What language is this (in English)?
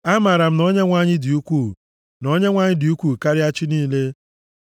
Igbo